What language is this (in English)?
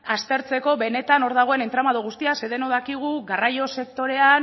Basque